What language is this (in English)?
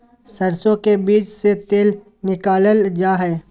Magahi